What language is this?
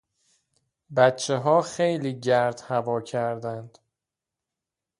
Persian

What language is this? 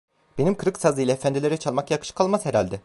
Turkish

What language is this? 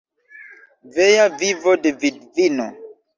Esperanto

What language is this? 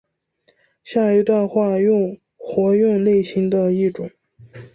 Chinese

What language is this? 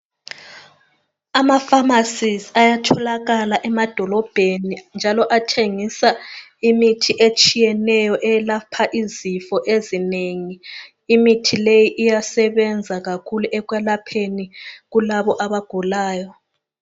North Ndebele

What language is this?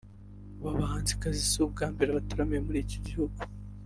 Kinyarwanda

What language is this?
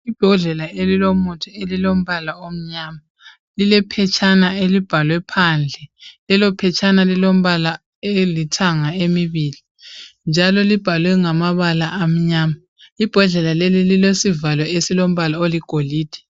North Ndebele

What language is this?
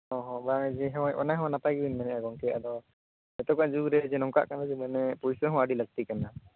Santali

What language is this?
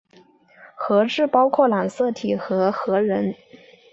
Chinese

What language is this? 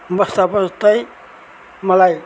Nepali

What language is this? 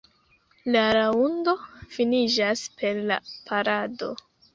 Esperanto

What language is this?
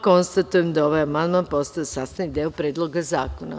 Serbian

